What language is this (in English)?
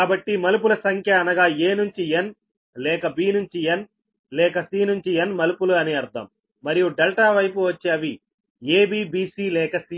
Telugu